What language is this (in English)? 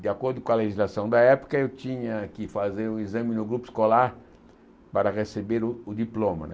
Portuguese